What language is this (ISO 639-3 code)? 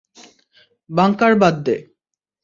ben